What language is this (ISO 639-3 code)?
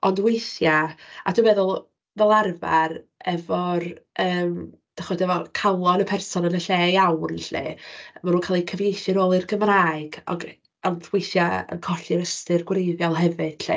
cym